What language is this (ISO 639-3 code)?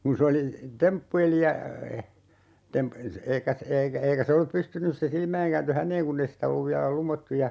fin